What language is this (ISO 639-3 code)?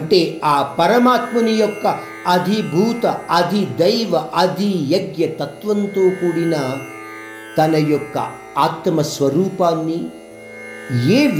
hin